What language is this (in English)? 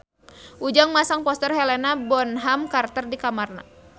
Sundanese